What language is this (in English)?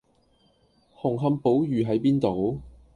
Cantonese